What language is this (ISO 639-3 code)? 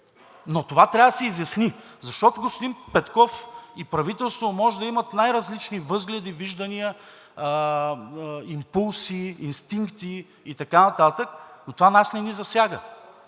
bul